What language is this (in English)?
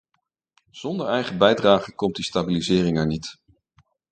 Dutch